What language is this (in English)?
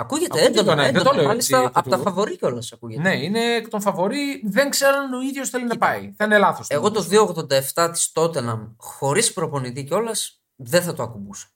Greek